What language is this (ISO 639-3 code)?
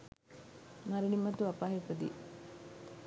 sin